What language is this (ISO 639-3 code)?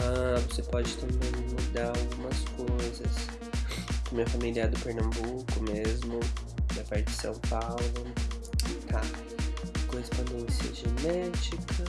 por